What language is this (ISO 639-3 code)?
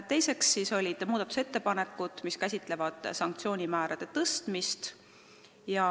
est